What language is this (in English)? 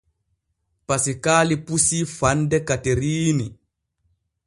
Borgu Fulfulde